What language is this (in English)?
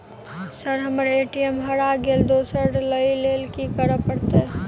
Maithili